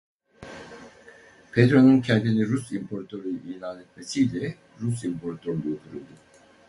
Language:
Turkish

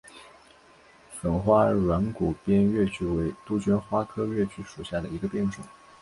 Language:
Chinese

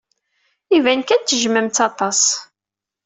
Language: Kabyle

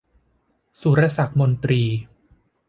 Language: Thai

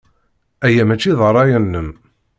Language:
Kabyle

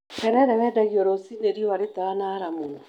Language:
Kikuyu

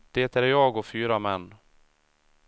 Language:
Swedish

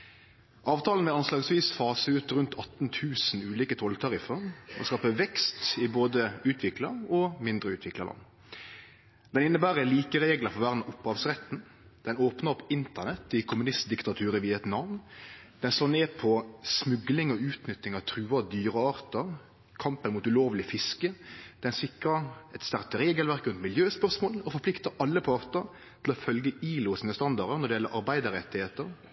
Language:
Norwegian Nynorsk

